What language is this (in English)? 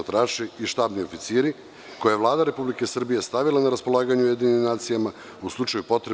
Serbian